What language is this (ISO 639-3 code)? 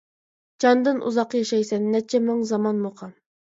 uig